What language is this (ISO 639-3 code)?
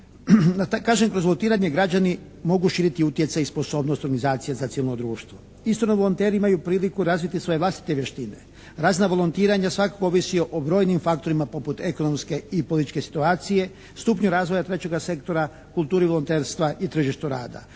hrv